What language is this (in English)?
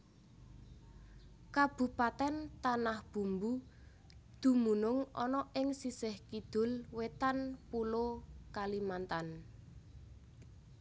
Javanese